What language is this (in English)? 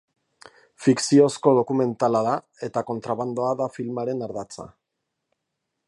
Basque